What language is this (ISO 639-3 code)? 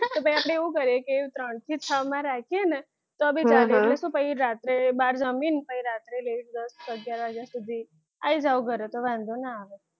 guj